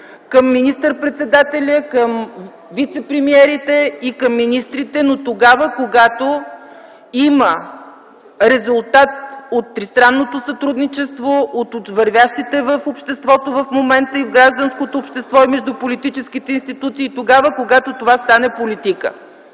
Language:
Bulgarian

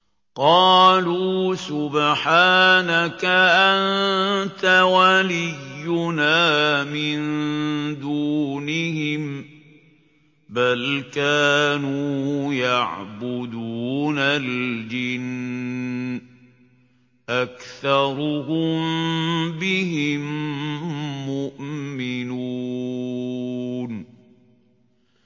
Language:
Arabic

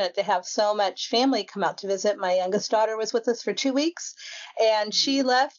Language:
English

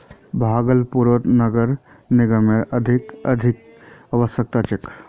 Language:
Magahi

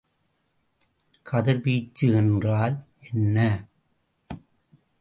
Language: Tamil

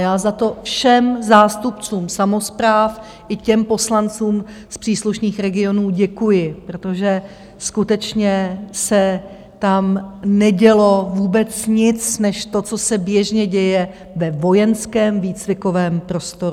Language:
Czech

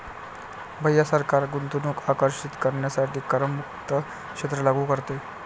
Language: Marathi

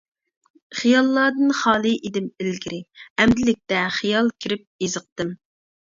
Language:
Uyghur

